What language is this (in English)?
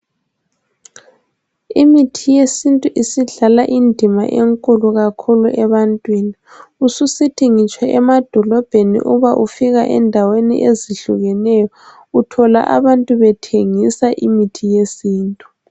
North Ndebele